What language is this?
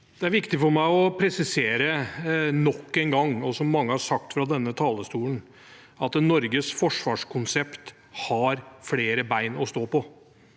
Norwegian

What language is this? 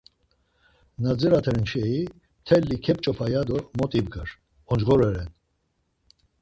Laz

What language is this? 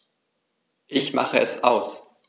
German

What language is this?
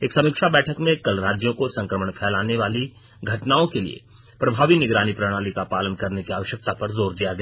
Hindi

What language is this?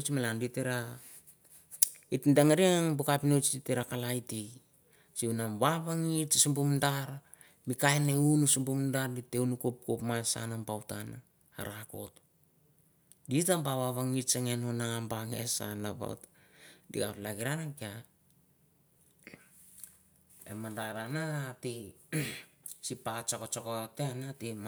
Mandara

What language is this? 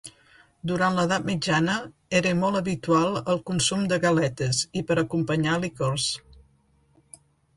Catalan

